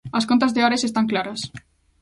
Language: Galician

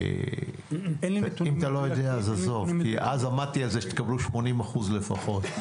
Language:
Hebrew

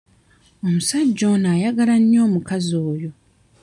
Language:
Ganda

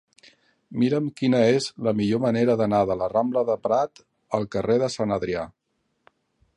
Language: Catalan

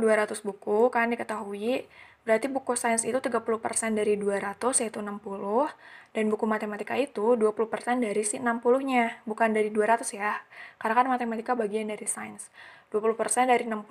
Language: Indonesian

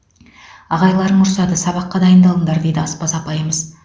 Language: Kazakh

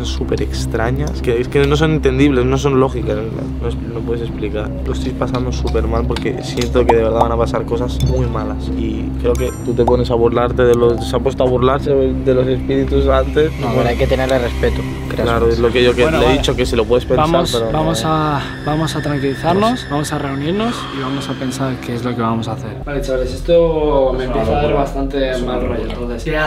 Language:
Spanish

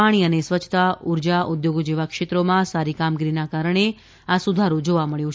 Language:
Gujarati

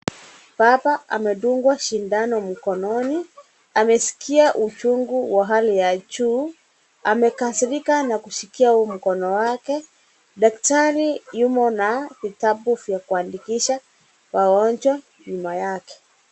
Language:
Swahili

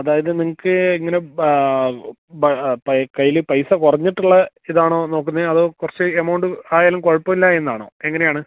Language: Malayalam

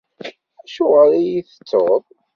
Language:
Kabyle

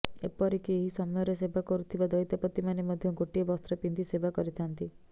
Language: Odia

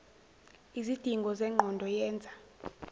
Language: Zulu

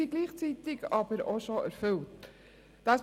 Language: Swiss German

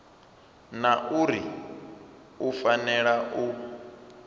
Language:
Venda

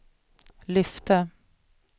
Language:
Swedish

